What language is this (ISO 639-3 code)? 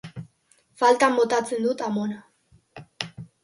eus